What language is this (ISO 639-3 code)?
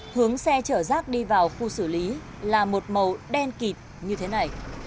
vie